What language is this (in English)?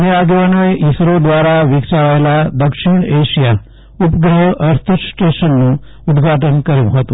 Gujarati